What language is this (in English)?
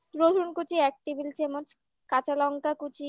Bangla